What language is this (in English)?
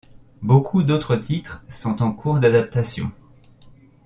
French